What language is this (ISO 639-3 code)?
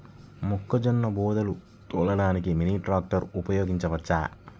tel